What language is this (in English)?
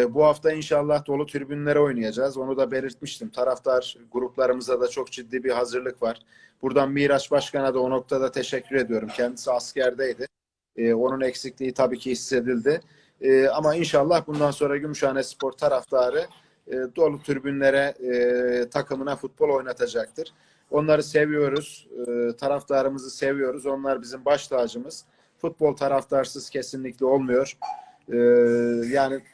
Turkish